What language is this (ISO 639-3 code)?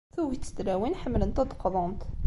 kab